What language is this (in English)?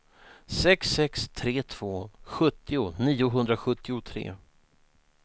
Swedish